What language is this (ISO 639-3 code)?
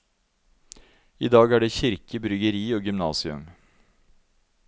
nor